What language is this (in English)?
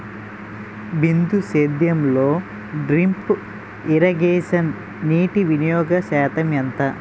Telugu